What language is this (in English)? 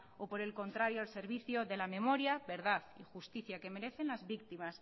Spanish